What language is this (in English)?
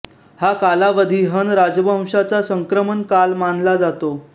Marathi